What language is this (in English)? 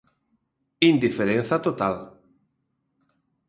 Galician